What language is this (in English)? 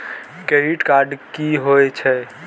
Maithili